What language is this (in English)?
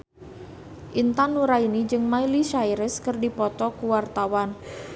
Sundanese